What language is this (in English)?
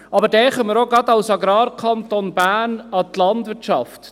Swiss German